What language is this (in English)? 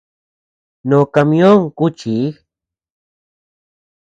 Tepeuxila Cuicatec